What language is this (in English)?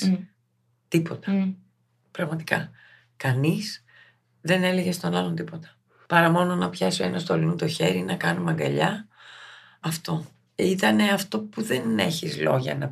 Greek